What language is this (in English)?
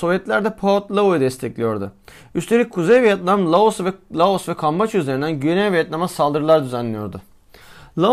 Turkish